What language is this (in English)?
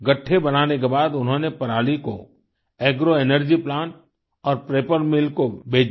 Hindi